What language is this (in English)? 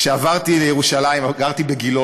Hebrew